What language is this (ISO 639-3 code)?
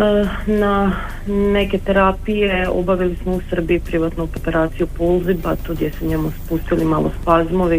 hrv